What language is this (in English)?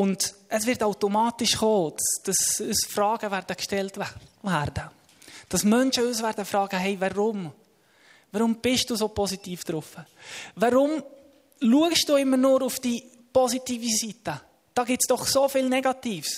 German